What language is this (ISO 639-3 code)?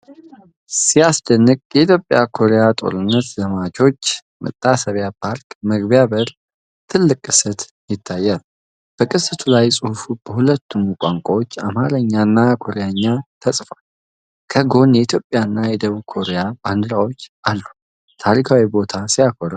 amh